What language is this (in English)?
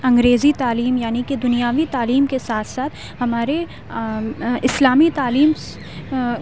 Urdu